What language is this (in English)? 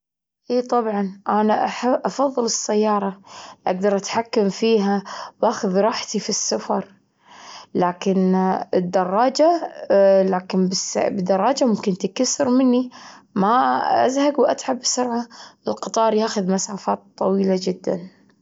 Gulf Arabic